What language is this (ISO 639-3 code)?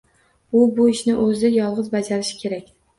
uzb